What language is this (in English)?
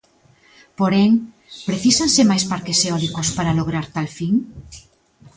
Galician